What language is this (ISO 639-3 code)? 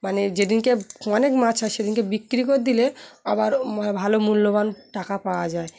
ben